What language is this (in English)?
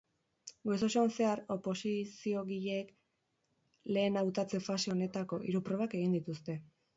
Basque